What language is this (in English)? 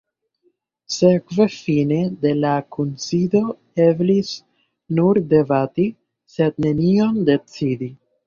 Esperanto